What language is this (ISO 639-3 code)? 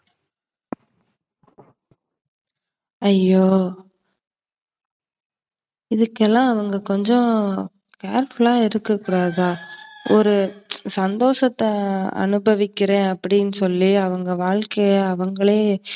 tam